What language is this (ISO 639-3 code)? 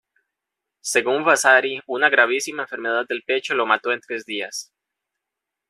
spa